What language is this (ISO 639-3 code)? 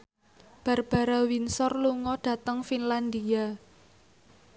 jav